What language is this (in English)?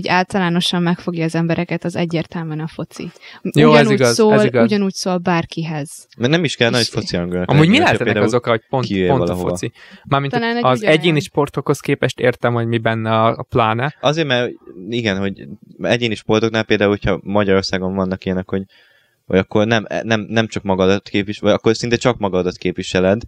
Hungarian